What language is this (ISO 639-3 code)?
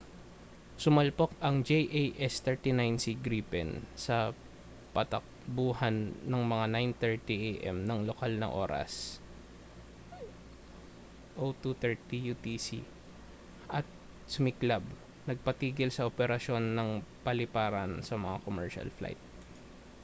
fil